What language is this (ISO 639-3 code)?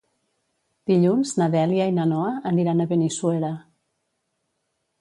cat